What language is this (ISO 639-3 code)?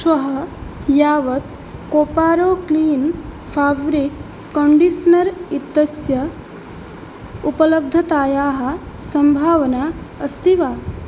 san